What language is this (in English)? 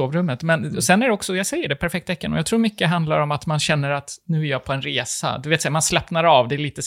Swedish